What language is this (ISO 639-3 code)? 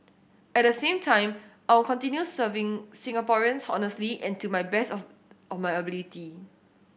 eng